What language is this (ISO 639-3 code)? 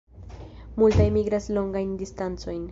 epo